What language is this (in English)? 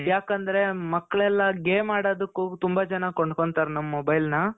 Kannada